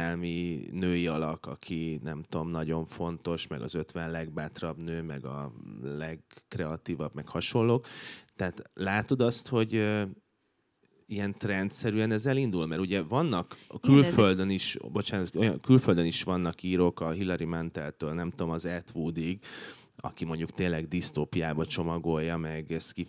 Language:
Hungarian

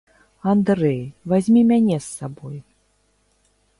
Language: Belarusian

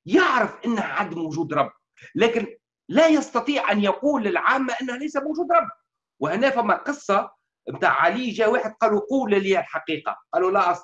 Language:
Arabic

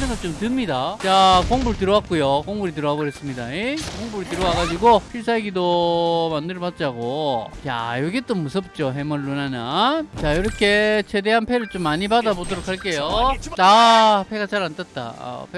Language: Korean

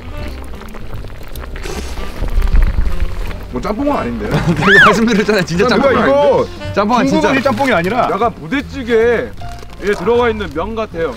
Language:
Korean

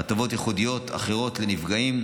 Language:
Hebrew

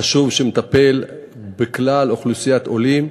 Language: Hebrew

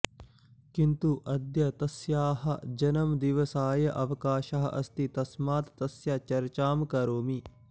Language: Sanskrit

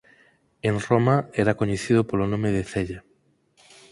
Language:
Galician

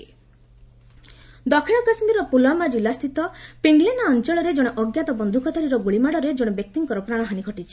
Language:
Odia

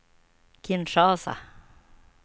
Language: Swedish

